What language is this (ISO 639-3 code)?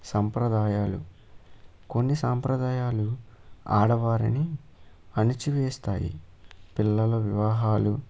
tel